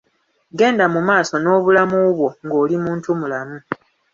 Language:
Ganda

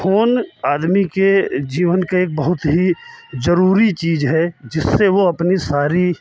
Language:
Hindi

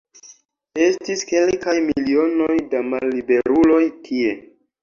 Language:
Esperanto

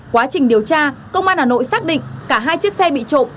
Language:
Vietnamese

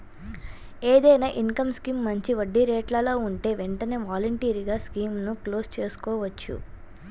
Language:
Telugu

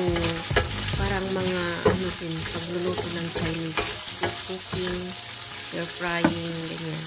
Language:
Filipino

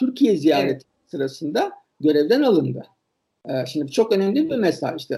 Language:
Turkish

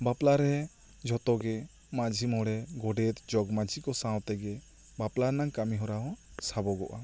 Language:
Santali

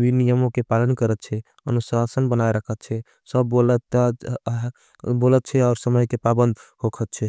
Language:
Angika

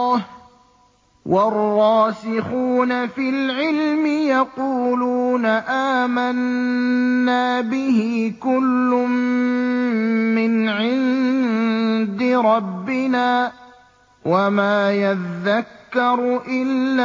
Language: Arabic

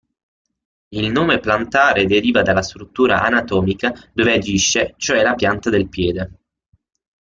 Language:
Italian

